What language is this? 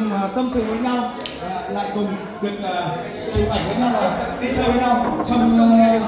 Vietnamese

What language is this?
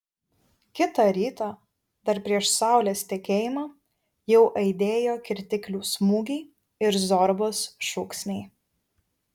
Lithuanian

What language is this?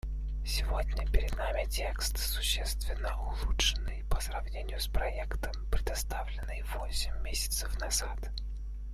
Russian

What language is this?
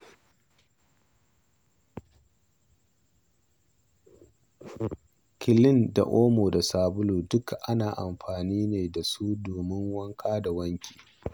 Hausa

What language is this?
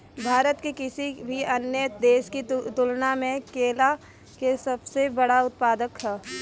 Bhojpuri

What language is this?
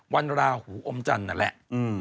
Thai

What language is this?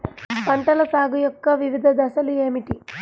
Telugu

